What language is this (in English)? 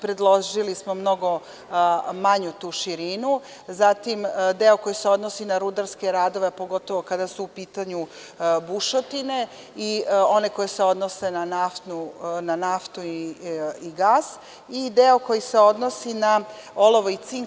Serbian